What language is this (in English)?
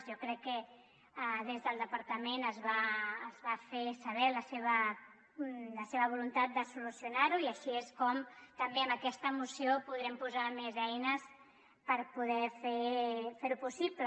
Catalan